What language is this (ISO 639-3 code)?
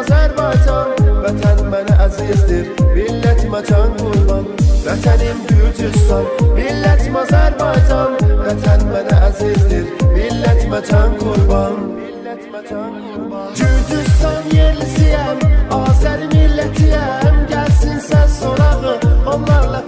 tur